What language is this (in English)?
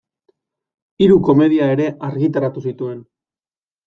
Basque